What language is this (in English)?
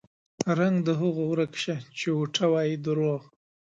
Pashto